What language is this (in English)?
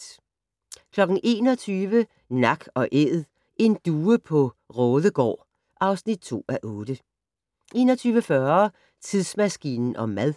Danish